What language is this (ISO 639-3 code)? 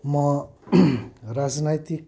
nep